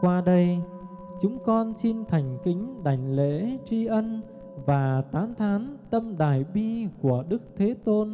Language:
Vietnamese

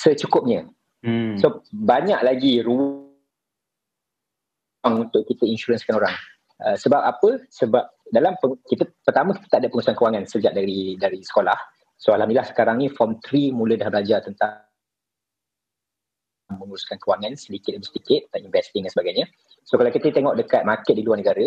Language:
Malay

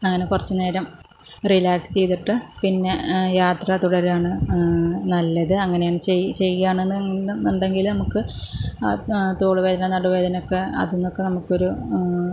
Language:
Malayalam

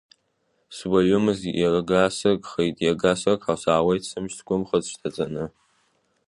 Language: Abkhazian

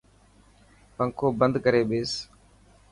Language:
Dhatki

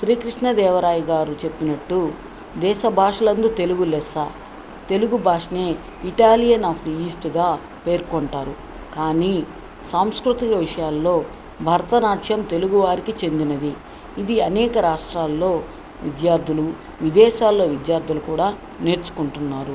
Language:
Telugu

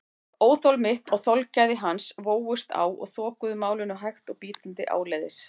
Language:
Icelandic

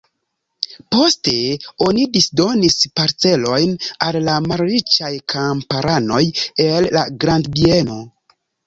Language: Esperanto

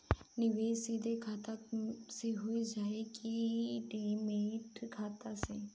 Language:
Bhojpuri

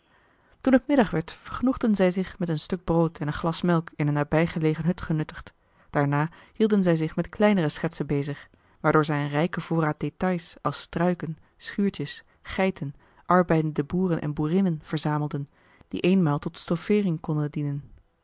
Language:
Dutch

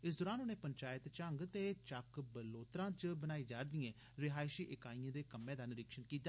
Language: Dogri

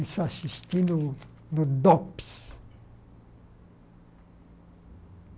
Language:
Portuguese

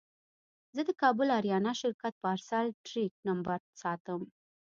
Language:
Pashto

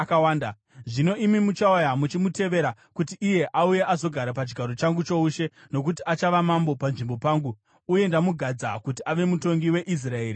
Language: Shona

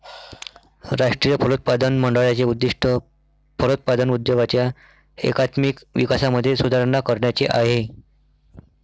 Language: Marathi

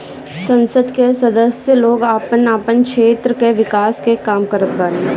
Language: Bhojpuri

